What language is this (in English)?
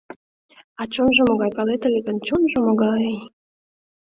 Mari